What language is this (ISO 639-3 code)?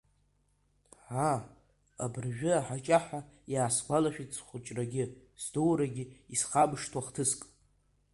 abk